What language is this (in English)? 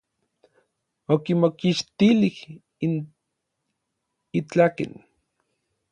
Orizaba Nahuatl